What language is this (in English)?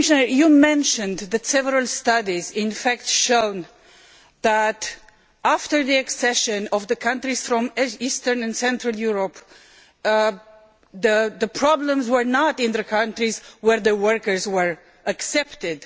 English